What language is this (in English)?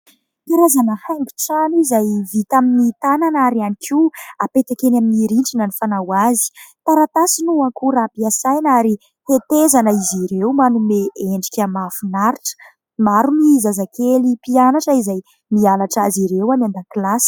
Malagasy